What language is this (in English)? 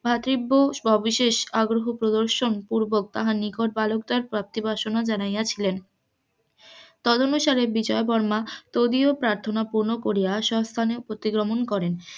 Bangla